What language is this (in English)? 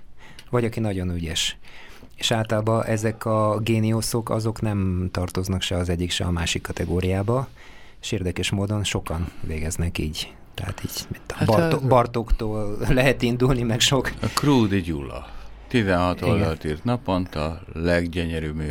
Hungarian